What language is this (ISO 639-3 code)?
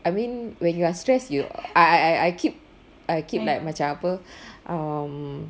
eng